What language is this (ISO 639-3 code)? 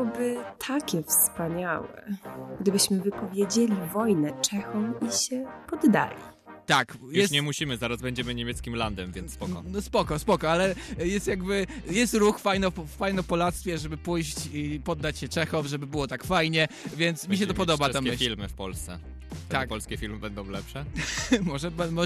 pol